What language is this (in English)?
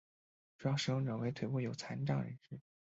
Chinese